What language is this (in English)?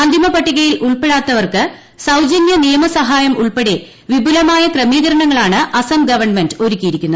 Malayalam